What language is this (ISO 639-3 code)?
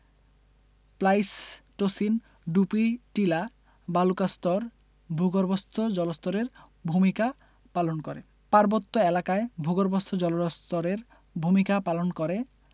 ben